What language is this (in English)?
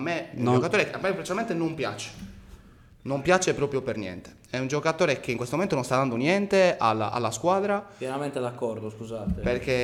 Italian